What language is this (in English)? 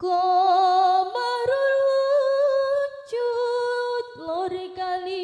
Indonesian